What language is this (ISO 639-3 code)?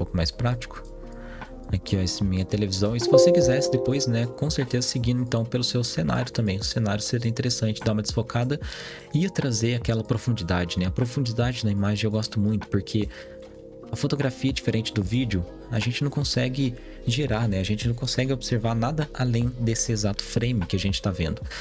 por